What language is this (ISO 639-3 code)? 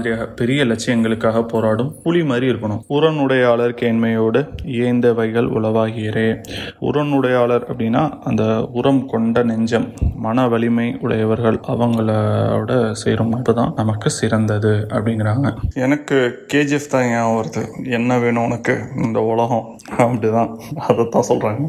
tam